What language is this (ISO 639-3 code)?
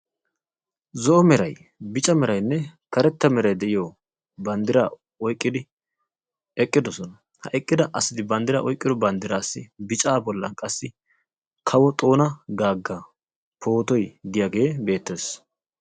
wal